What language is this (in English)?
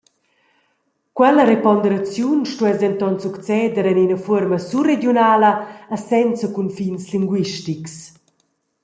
Romansh